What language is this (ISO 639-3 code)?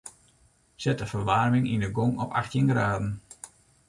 fry